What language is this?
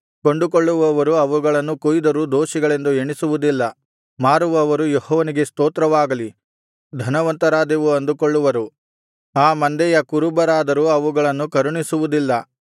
Kannada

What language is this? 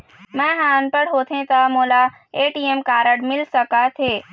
Chhattisgarhi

